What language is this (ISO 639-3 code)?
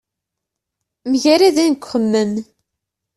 kab